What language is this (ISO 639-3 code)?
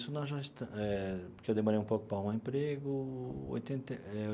por